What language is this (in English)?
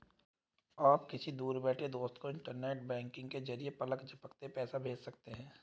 Hindi